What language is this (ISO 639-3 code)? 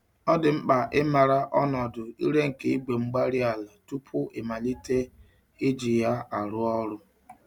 ibo